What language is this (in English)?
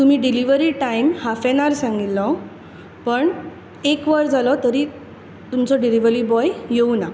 Konkani